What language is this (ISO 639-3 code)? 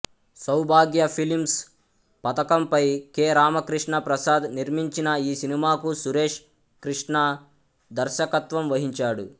tel